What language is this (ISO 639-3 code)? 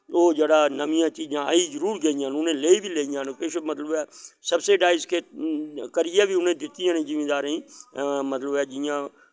doi